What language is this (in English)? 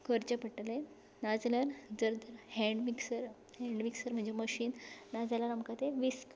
Konkani